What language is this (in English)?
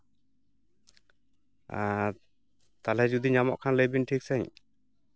Santali